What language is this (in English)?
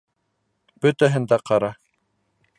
Bashkir